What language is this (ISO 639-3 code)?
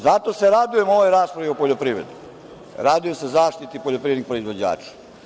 srp